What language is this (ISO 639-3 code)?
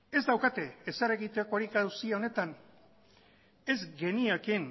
eus